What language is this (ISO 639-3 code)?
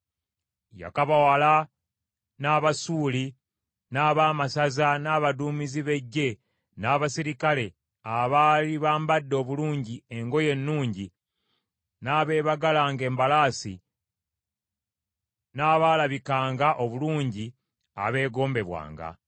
lug